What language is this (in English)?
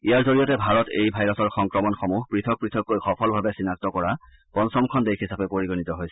Assamese